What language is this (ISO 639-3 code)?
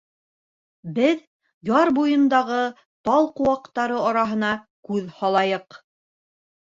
bak